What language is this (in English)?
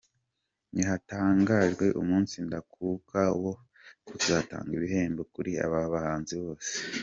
Kinyarwanda